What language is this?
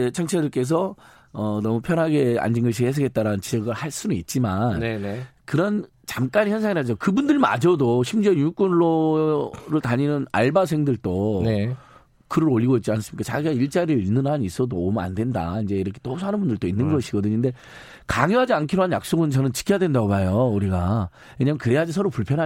Korean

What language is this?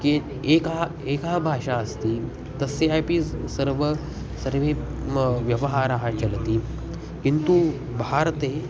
Sanskrit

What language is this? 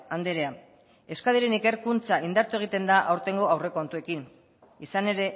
Basque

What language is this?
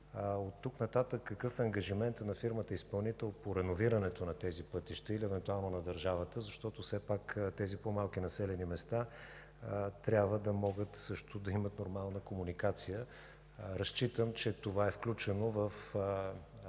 Bulgarian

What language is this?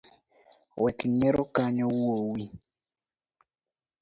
Luo (Kenya and Tanzania)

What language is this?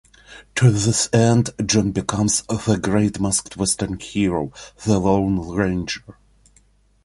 English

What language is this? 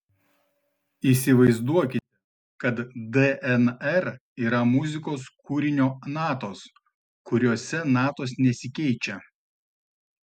Lithuanian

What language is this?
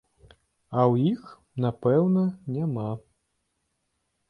Belarusian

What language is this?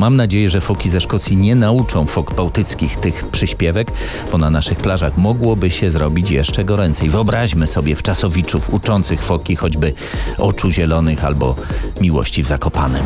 Polish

